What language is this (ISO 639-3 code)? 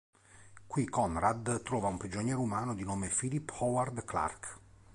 ita